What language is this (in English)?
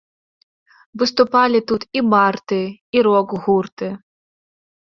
Belarusian